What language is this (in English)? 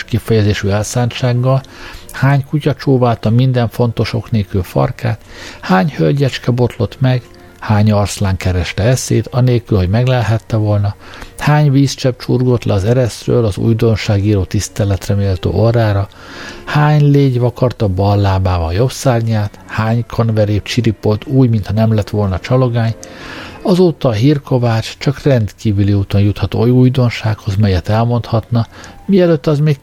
Hungarian